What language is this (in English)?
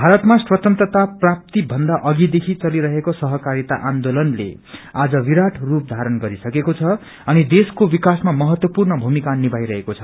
Nepali